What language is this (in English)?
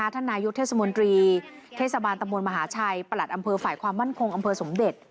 Thai